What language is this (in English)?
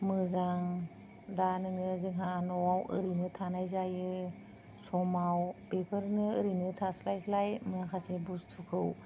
Bodo